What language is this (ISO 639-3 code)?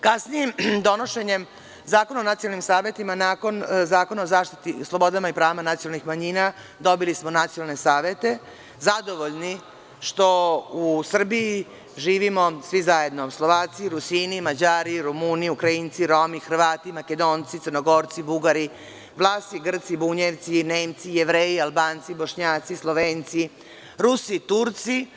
srp